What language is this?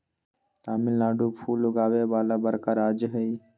Magahi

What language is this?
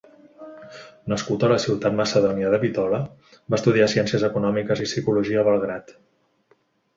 Catalan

